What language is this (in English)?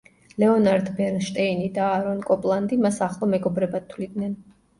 Georgian